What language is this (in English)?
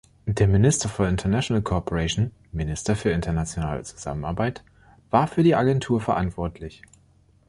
German